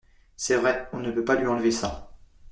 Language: French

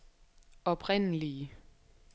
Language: Danish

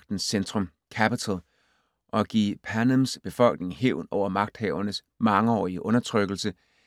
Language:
Danish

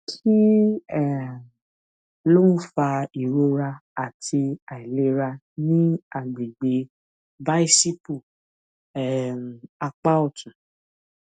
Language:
Yoruba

